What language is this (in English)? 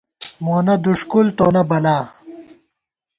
Gawar-Bati